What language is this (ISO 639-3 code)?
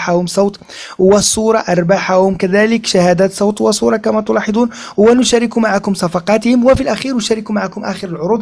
ara